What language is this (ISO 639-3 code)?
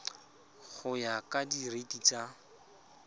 tsn